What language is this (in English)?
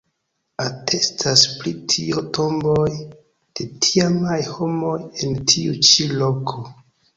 Esperanto